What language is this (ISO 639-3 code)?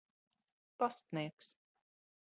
lav